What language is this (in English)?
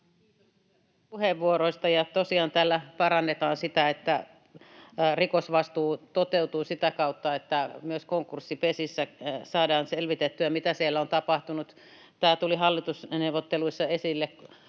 Finnish